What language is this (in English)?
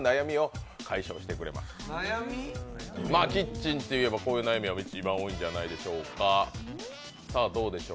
Japanese